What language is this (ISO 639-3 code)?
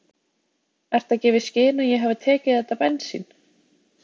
isl